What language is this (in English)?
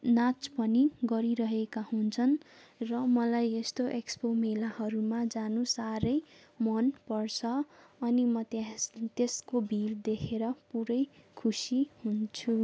Nepali